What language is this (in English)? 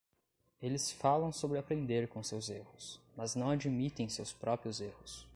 Portuguese